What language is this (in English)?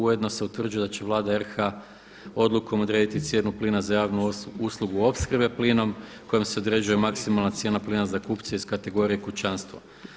Croatian